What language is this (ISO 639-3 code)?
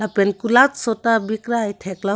mjw